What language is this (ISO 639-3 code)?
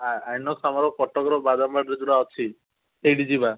ori